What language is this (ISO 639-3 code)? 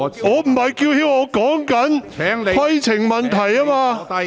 yue